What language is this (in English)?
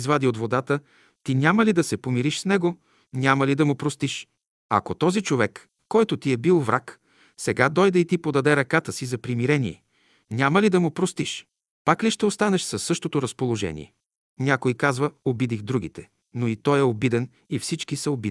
Bulgarian